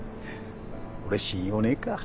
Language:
Japanese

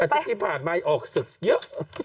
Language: Thai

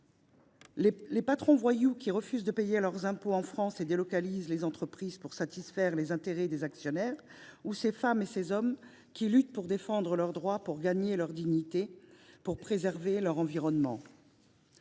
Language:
French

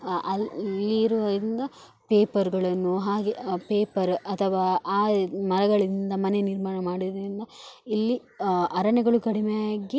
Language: Kannada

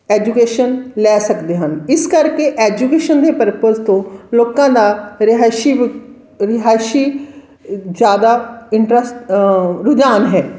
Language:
Punjabi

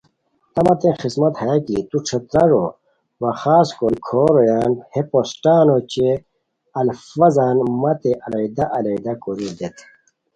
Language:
Khowar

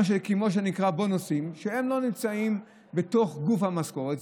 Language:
Hebrew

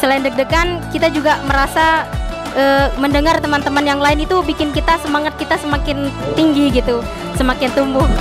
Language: Indonesian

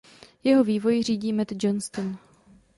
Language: Czech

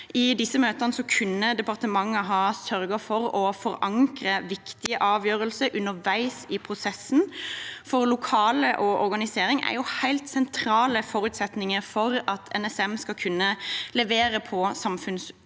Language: Norwegian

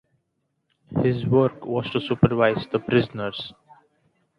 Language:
English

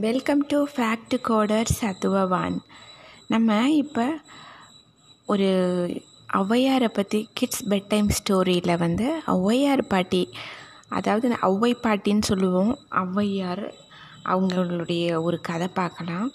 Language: Tamil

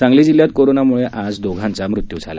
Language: Marathi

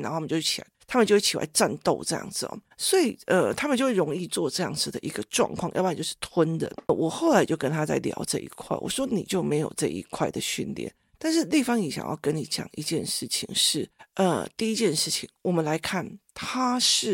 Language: Chinese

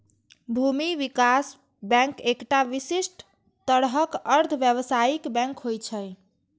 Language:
Maithili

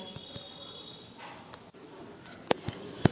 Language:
Telugu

